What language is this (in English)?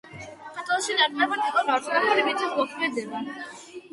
Georgian